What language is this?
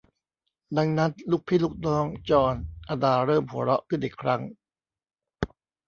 Thai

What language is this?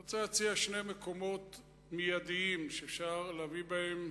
Hebrew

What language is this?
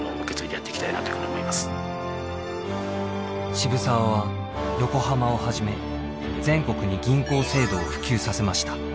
Japanese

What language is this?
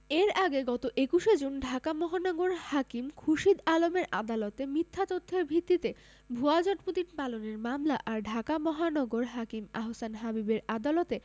Bangla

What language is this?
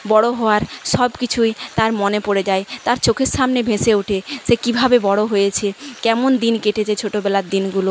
Bangla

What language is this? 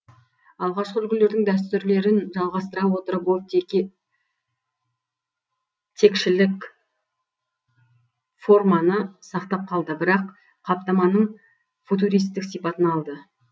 Kazakh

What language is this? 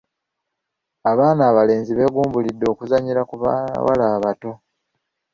Ganda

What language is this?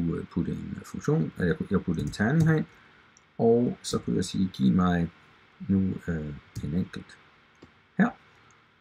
Danish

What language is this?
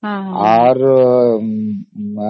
Odia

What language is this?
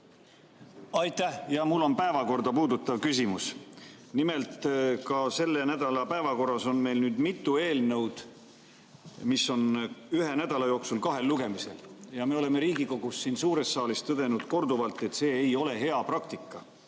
Estonian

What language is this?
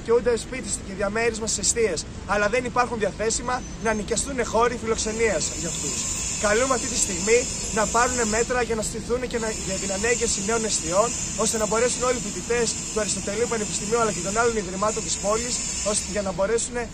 Greek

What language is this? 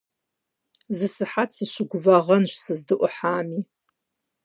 Kabardian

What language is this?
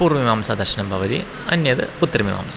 Sanskrit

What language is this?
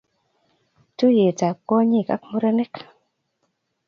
Kalenjin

